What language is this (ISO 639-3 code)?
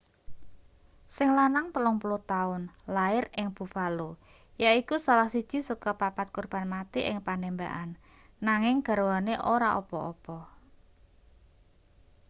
jav